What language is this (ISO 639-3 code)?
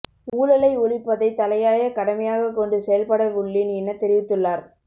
tam